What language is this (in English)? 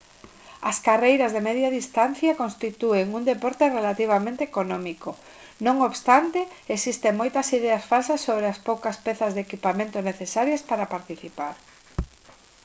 Galician